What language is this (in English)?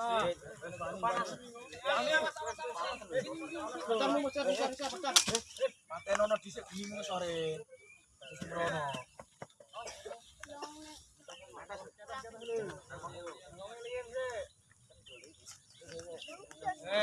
Indonesian